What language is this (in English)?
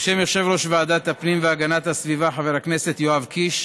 Hebrew